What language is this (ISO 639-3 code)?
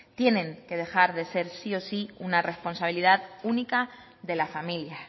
spa